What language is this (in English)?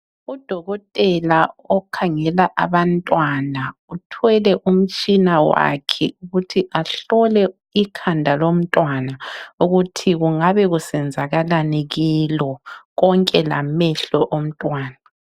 North Ndebele